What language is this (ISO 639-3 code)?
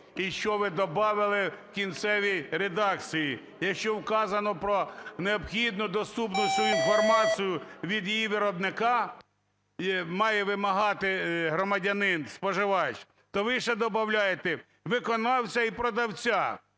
ukr